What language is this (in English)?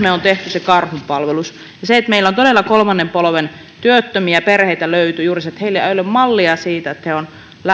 Finnish